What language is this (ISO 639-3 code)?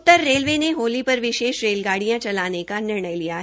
hin